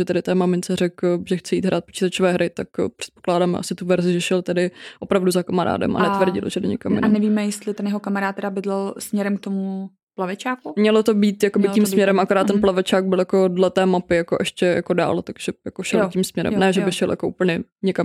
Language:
Czech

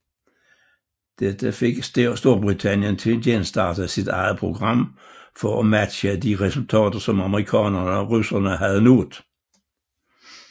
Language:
Danish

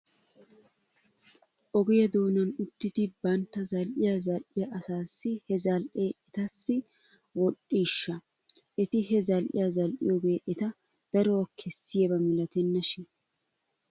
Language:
Wolaytta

